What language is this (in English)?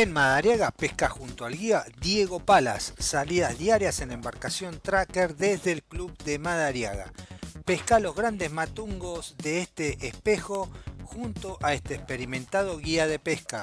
Spanish